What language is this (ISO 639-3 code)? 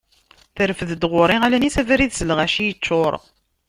kab